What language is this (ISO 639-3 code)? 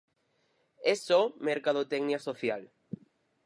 glg